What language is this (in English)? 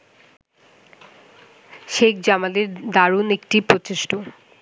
Bangla